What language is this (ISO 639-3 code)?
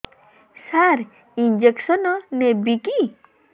ori